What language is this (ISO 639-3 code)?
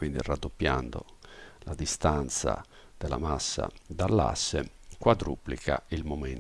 ita